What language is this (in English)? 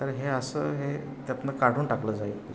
Marathi